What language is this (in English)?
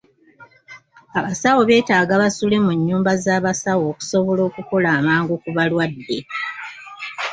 Ganda